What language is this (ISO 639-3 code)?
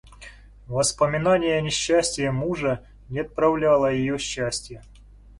rus